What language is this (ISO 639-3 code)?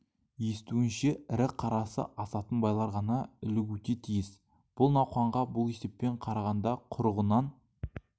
kaz